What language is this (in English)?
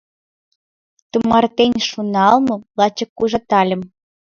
Mari